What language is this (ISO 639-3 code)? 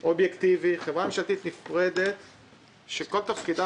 heb